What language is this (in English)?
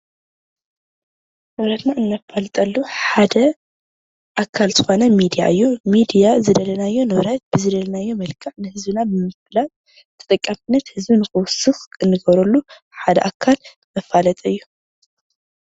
Tigrinya